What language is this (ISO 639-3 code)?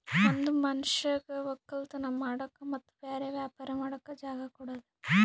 kan